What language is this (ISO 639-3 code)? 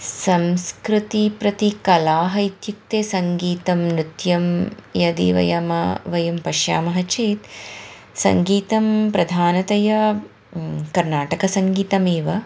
san